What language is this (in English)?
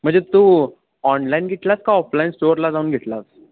Marathi